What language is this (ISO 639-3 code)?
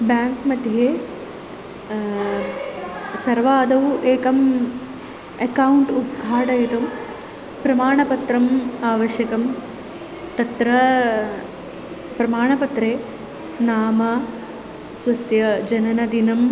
san